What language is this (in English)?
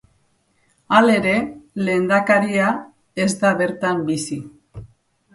Basque